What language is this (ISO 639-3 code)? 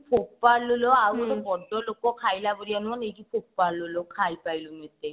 ori